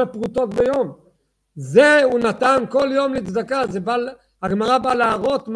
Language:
Hebrew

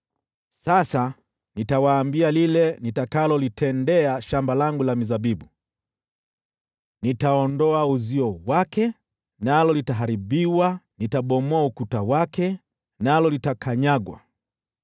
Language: Swahili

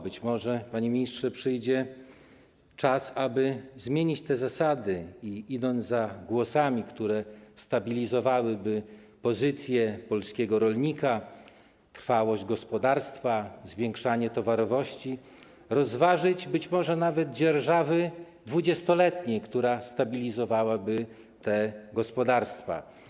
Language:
Polish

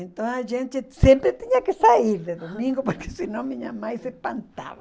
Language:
Portuguese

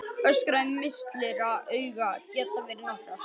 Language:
Icelandic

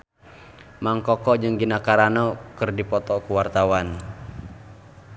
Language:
Sundanese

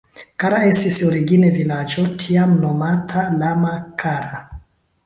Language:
Esperanto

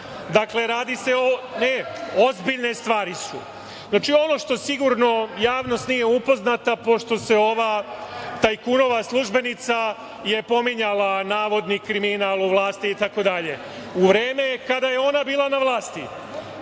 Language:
Serbian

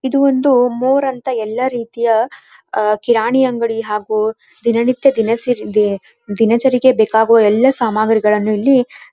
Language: Kannada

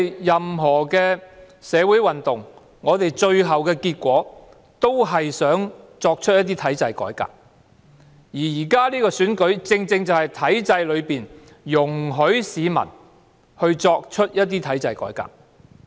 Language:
Cantonese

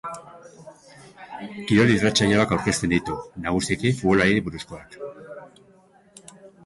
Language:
Basque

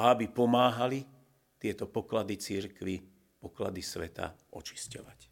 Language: Slovak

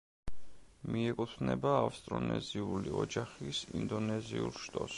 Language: Georgian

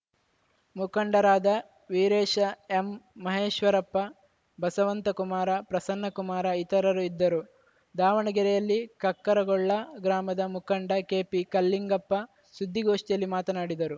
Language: Kannada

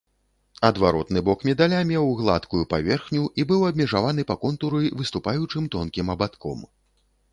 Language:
Belarusian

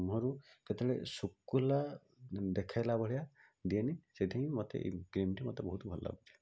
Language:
Odia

